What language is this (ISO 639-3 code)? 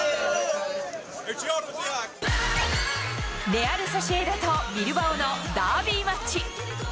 jpn